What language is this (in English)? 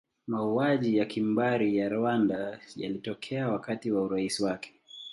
Swahili